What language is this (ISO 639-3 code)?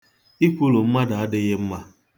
ibo